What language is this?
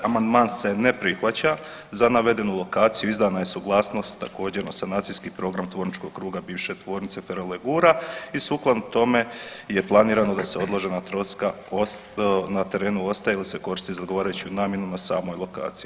Croatian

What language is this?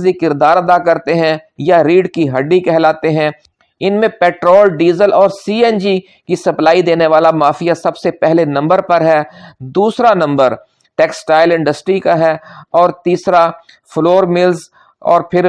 Urdu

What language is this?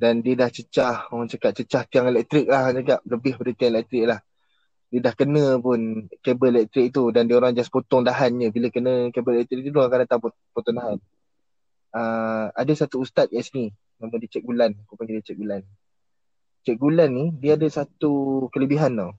Malay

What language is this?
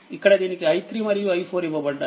Telugu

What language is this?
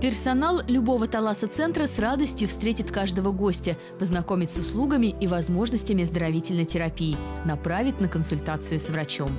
Russian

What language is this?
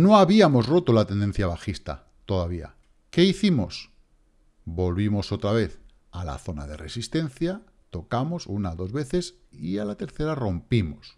Spanish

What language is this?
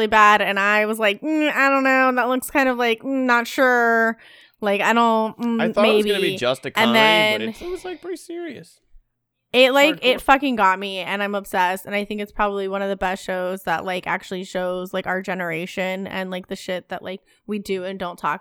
English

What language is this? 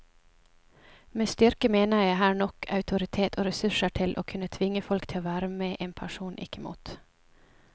Norwegian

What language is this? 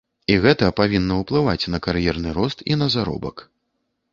Belarusian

